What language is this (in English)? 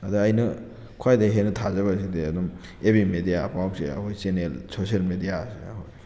Manipuri